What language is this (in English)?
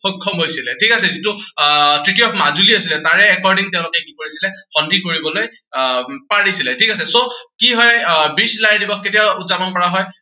Assamese